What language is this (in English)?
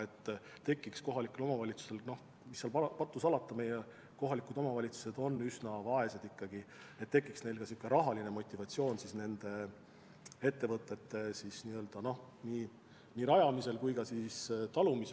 Estonian